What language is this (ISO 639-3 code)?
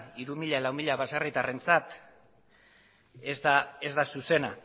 eus